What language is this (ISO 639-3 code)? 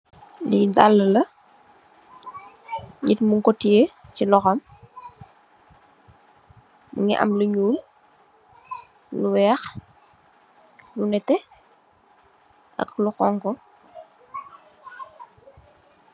wol